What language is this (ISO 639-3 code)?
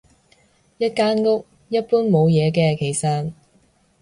yue